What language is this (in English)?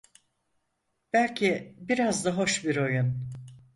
Turkish